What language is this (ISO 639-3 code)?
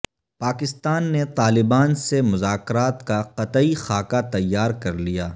urd